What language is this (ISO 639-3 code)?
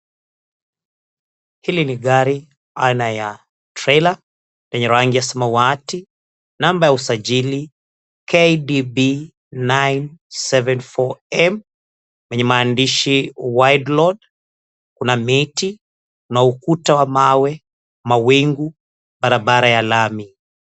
swa